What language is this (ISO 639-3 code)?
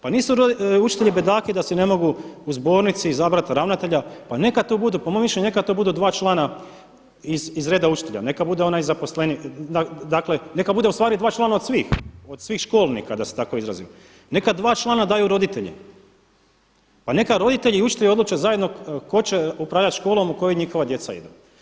hrv